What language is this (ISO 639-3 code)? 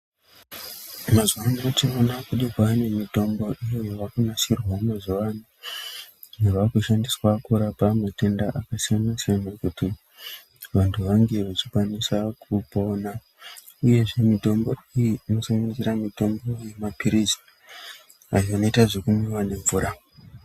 ndc